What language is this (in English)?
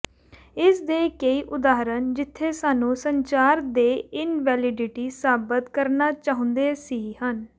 Punjabi